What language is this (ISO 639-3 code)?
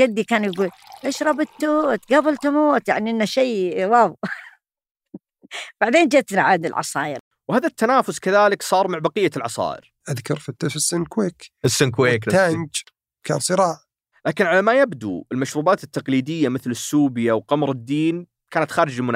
ara